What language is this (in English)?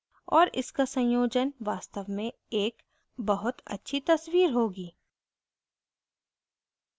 Hindi